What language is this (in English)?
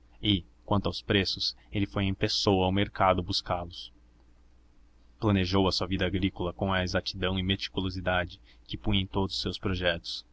Portuguese